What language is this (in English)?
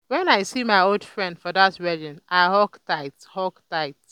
Nigerian Pidgin